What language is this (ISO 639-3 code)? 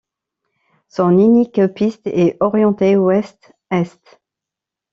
fra